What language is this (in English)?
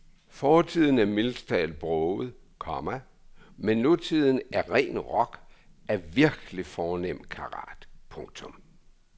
Danish